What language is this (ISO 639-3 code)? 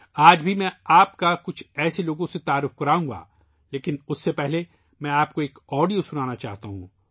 urd